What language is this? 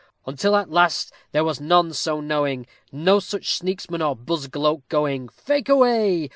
English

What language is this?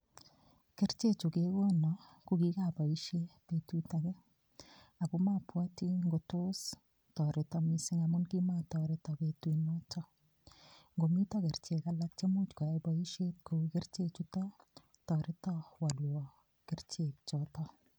Kalenjin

